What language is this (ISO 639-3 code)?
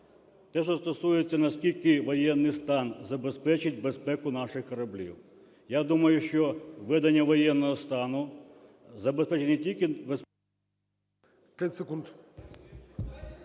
ukr